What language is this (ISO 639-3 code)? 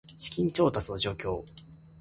jpn